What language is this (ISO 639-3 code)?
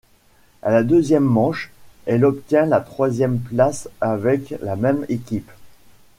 fra